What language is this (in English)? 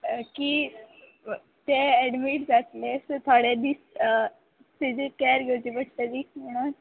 Konkani